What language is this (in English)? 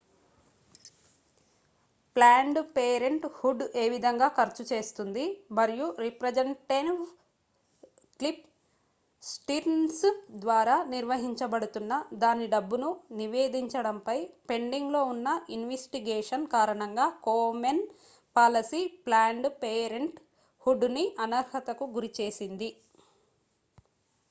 Telugu